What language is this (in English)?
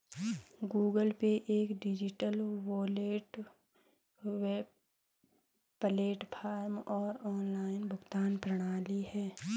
Hindi